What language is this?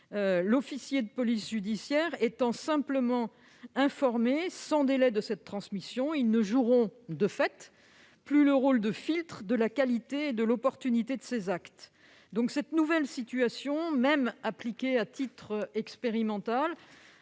French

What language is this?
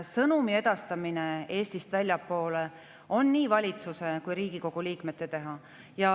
Estonian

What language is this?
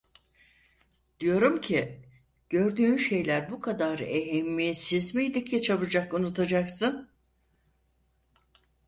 Turkish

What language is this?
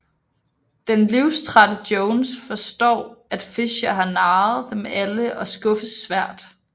Danish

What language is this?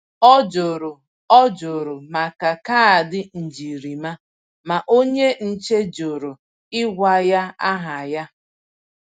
Igbo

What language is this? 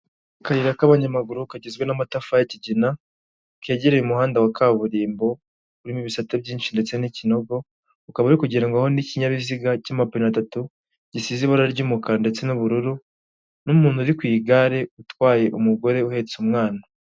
Kinyarwanda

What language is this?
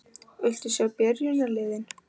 Icelandic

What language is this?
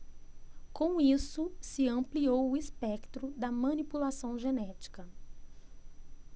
Portuguese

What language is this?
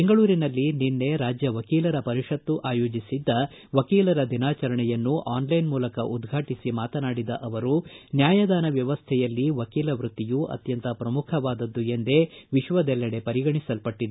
Kannada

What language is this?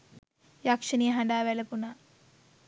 Sinhala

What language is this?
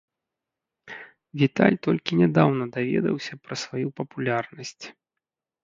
Belarusian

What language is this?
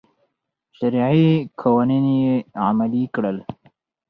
Pashto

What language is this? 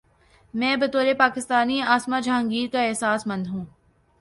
Urdu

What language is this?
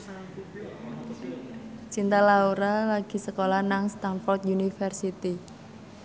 Javanese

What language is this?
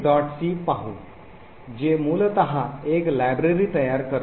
Marathi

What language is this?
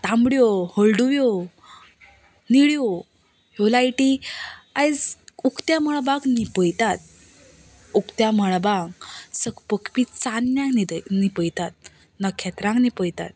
Konkani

